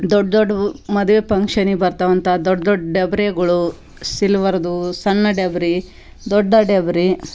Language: Kannada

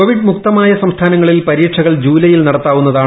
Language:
Malayalam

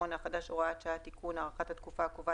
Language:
Hebrew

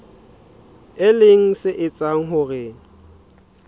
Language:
Southern Sotho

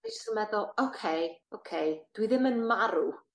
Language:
Welsh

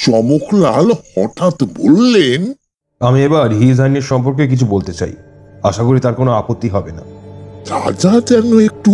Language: Bangla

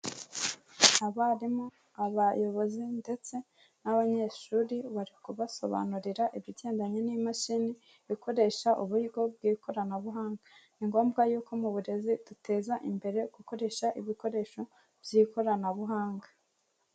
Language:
Kinyarwanda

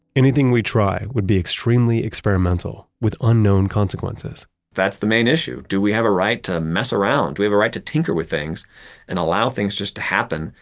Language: English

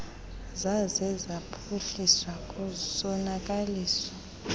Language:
Xhosa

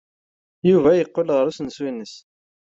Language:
Kabyle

